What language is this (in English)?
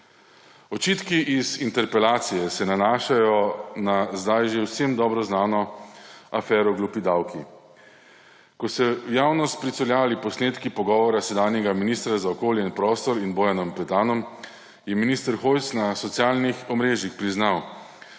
Slovenian